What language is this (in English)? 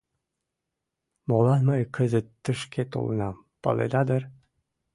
Mari